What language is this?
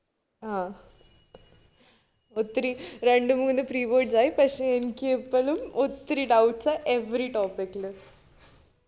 Malayalam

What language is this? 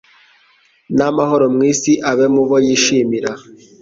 Kinyarwanda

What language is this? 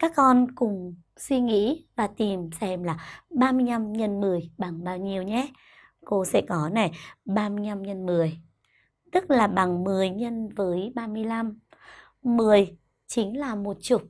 Vietnamese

